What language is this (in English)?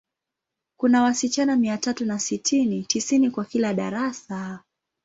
Swahili